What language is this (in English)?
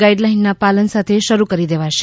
Gujarati